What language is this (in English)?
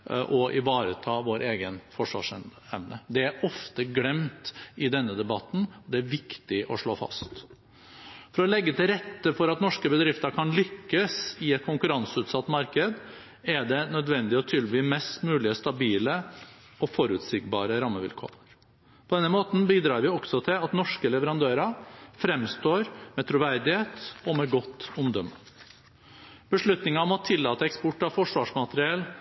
Norwegian Bokmål